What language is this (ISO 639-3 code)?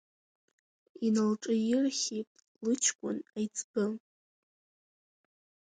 abk